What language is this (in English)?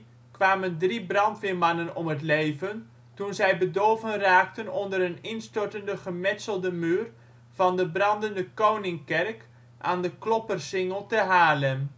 Dutch